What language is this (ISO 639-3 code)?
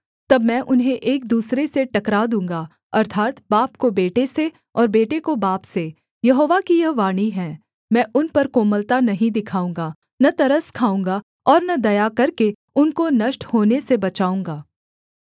hin